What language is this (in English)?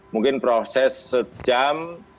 Indonesian